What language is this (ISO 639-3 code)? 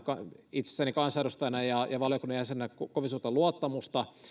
fin